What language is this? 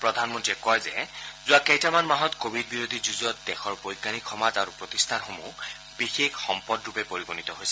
Assamese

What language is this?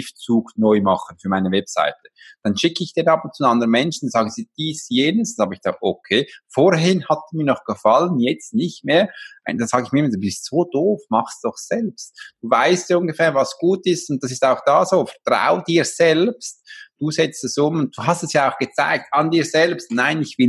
German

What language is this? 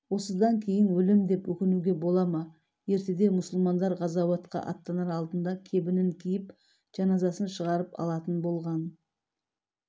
Kazakh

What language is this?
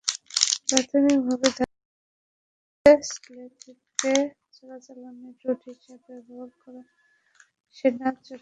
Bangla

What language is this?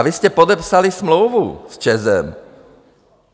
Czech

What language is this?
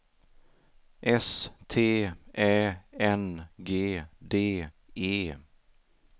Swedish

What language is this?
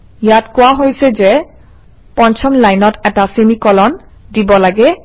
Assamese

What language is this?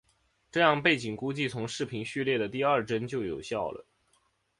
Chinese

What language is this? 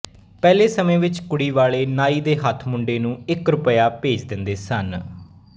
Punjabi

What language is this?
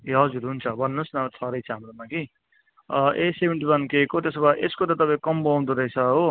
Nepali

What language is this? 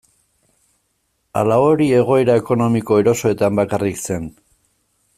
Basque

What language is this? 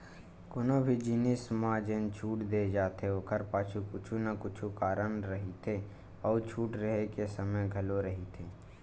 Chhattisgarhi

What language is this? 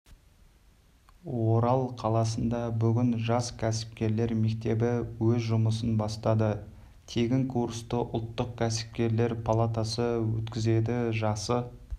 Kazakh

